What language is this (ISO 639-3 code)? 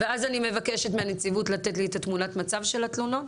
heb